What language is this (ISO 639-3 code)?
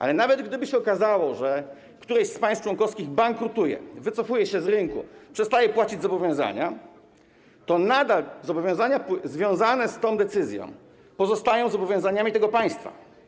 pol